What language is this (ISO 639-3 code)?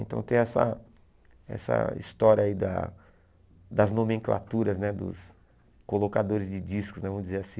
por